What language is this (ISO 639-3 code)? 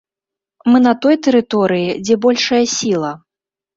bel